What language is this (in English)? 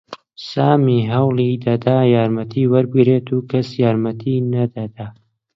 Central Kurdish